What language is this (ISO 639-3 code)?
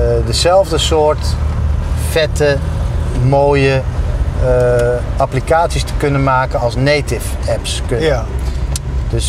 nld